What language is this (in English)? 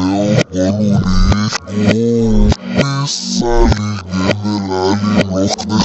Hebrew